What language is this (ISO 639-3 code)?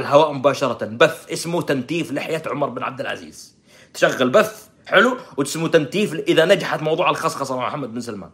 ara